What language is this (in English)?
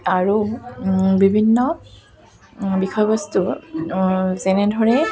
Assamese